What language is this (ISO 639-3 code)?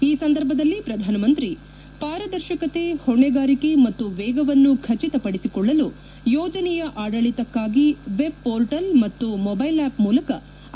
kan